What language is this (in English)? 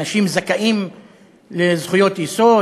Hebrew